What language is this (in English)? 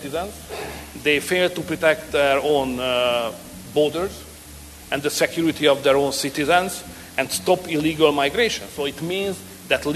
Dutch